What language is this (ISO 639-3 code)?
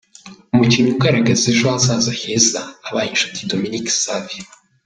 kin